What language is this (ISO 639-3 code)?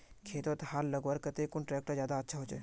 mag